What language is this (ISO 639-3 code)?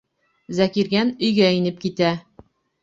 bak